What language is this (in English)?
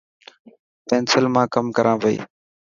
Dhatki